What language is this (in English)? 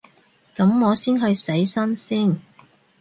Cantonese